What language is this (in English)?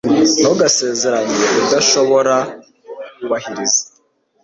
Kinyarwanda